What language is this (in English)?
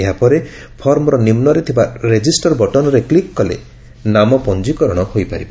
Odia